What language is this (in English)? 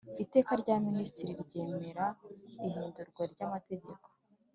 Kinyarwanda